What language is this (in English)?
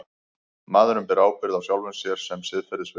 Icelandic